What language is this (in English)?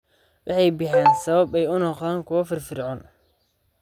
Somali